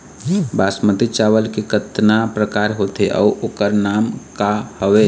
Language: Chhattisgarhi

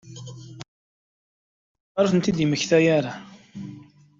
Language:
Kabyle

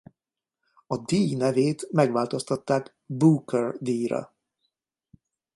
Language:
Hungarian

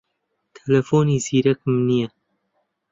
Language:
Central Kurdish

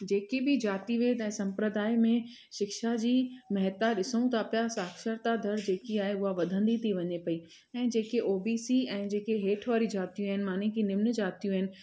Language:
Sindhi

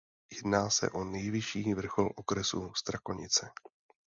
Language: Czech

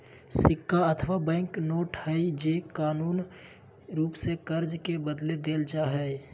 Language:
Magahi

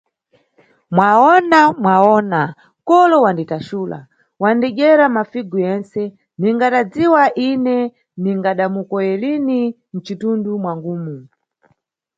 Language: Nyungwe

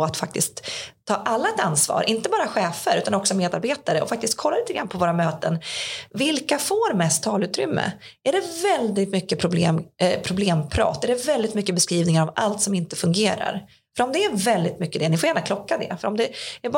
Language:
Swedish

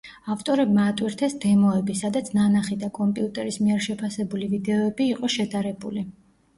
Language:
Georgian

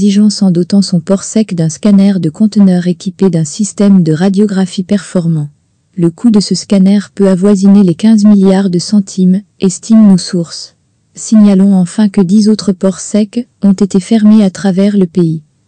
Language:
French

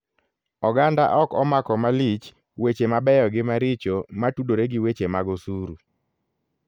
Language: Luo (Kenya and Tanzania)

